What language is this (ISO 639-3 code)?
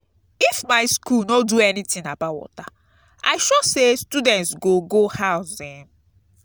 pcm